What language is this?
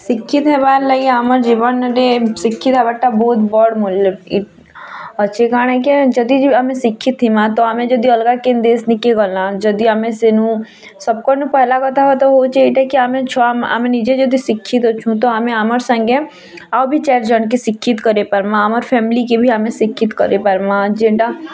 Odia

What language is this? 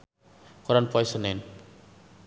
Sundanese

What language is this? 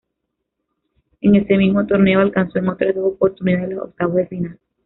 Spanish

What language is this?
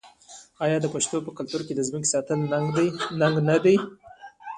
Pashto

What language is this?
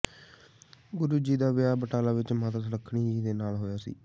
Punjabi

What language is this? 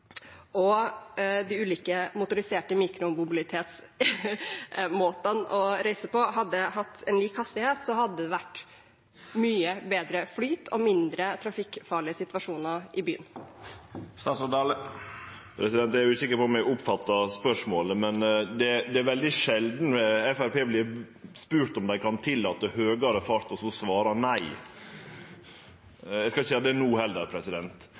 Norwegian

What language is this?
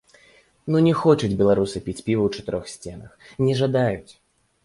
Belarusian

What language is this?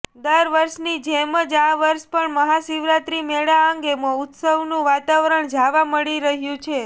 Gujarati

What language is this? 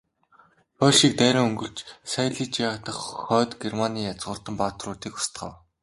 Mongolian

